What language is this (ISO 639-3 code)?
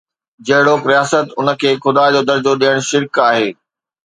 snd